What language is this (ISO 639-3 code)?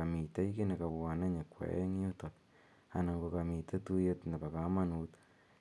kln